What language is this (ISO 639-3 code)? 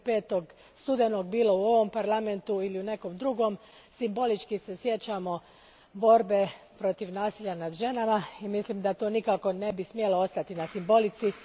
hrv